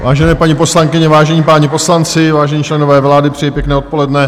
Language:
Czech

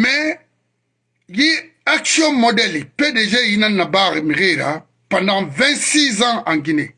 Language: French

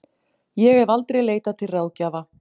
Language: Icelandic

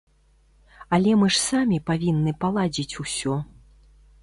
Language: Belarusian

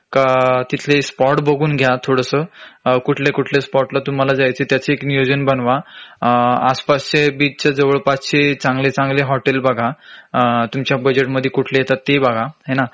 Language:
Marathi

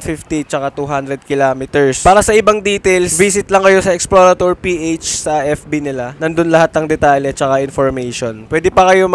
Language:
Filipino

